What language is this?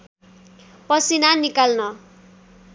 Nepali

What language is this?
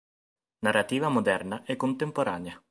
Italian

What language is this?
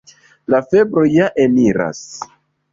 Esperanto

